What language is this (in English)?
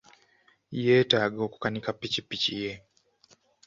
Ganda